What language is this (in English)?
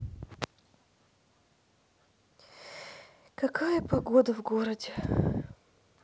Russian